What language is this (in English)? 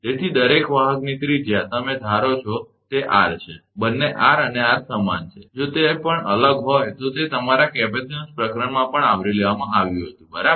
Gujarati